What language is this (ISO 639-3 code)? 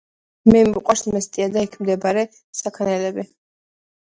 kat